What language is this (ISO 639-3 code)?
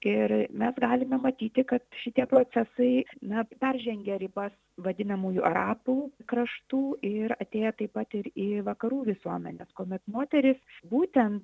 lit